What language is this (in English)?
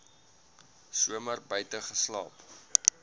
Afrikaans